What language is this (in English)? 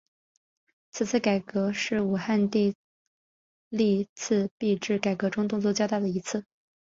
Chinese